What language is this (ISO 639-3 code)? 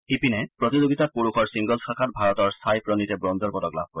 asm